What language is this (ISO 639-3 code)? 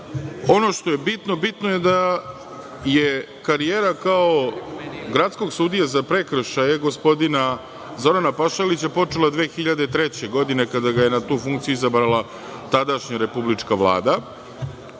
srp